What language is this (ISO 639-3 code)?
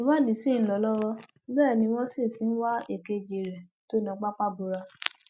yor